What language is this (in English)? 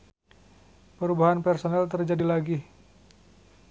Sundanese